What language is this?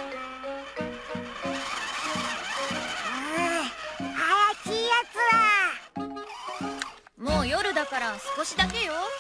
Japanese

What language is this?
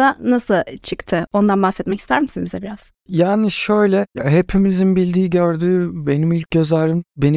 Turkish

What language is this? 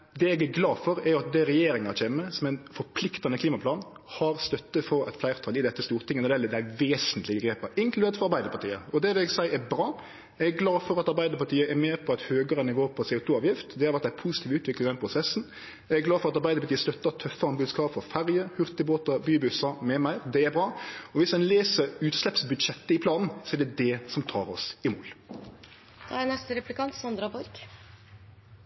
Norwegian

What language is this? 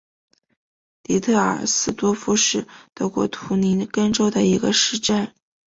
Chinese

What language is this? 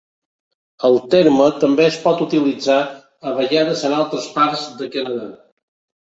Catalan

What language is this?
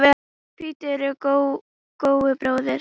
Icelandic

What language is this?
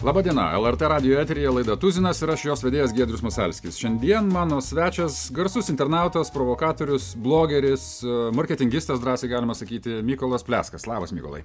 Lithuanian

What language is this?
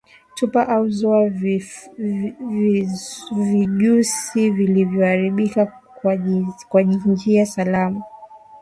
Swahili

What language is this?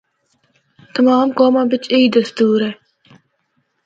Northern Hindko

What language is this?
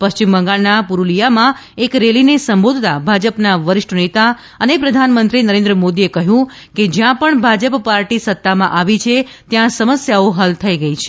Gujarati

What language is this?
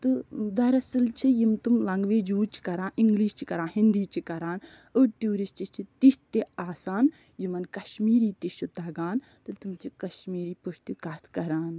Kashmiri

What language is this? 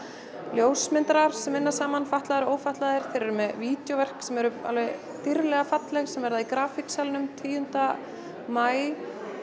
Icelandic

